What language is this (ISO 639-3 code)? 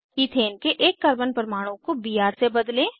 hin